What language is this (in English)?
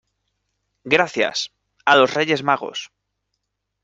Spanish